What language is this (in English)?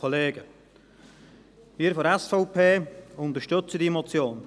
Swiss German